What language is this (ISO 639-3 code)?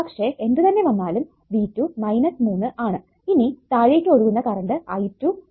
mal